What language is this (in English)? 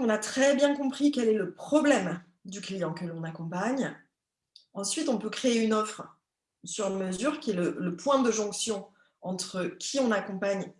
French